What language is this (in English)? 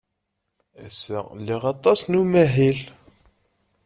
Kabyle